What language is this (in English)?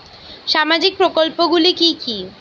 Bangla